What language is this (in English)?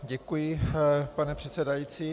Czech